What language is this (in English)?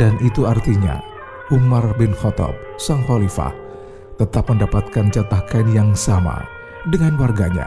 Indonesian